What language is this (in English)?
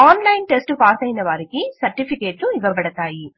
Telugu